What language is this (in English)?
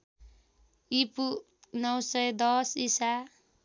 Nepali